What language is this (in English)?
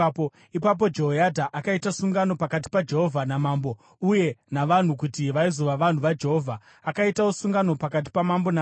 Shona